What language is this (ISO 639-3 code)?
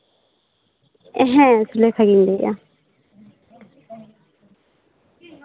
sat